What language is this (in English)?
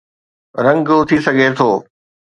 Sindhi